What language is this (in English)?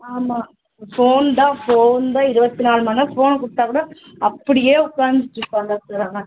Tamil